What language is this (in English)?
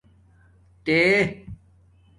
Domaaki